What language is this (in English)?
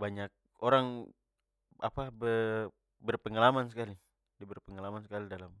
Papuan Malay